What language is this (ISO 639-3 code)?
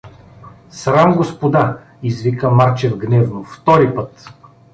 bul